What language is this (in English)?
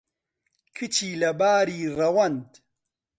Central Kurdish